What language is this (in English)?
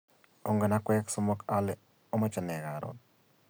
Kalenjin